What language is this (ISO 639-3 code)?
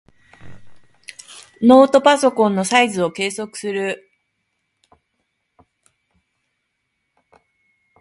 jpn